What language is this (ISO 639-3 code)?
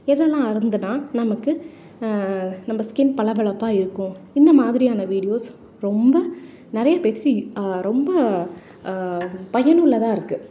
tam